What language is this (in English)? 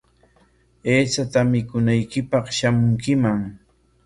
Corongo Ancash Quechua